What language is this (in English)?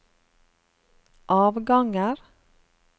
Norwegian